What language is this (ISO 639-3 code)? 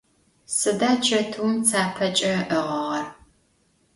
ady